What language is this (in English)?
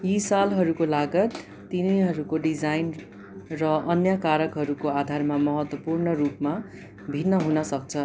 Nepali